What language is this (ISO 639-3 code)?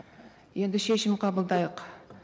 kaz